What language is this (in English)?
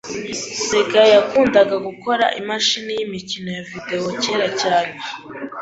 Kinyarwanda